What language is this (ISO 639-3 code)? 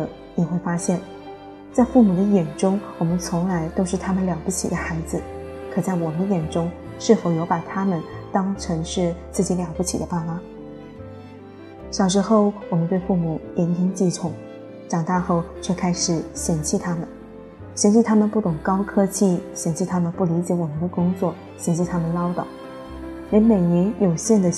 zho